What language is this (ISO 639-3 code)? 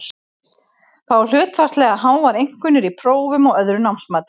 isl